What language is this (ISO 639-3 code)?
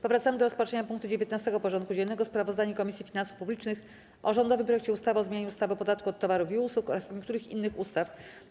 pol